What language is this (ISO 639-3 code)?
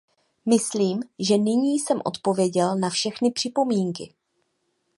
ces